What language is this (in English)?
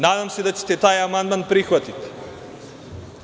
Serbian